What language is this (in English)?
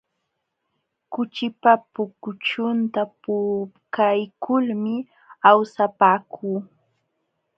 Jauja Wanca Quechua